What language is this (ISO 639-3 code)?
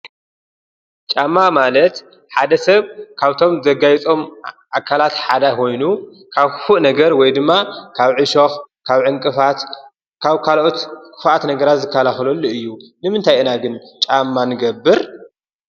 tir